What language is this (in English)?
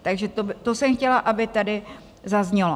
Czech